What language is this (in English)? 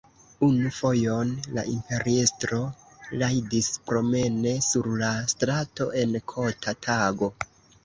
Esperanto